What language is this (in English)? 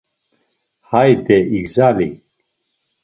Laz